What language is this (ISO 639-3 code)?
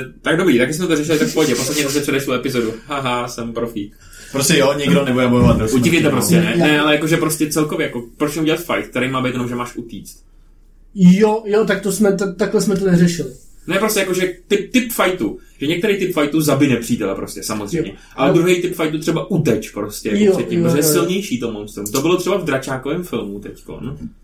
ces